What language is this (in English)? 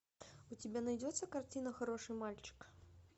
Russian